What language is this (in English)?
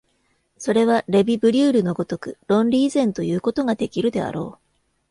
Japanese